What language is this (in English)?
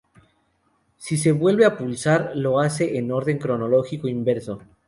Spanish